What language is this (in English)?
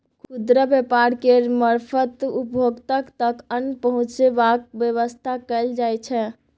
Maithili